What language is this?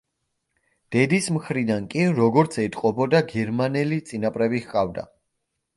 Georgian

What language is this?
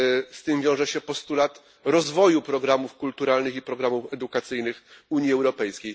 Polish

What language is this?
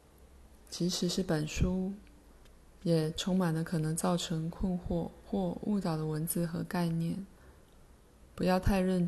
Chinese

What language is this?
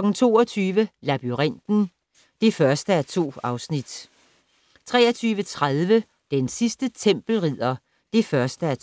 Danish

